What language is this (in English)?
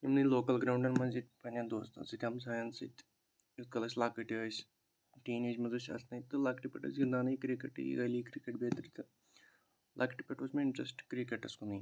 Kashmiri